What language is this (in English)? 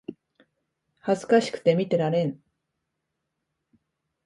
Japanese